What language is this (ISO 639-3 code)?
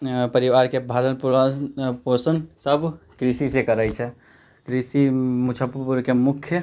mai